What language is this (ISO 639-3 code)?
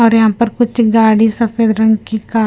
hin